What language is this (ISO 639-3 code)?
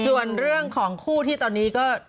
tha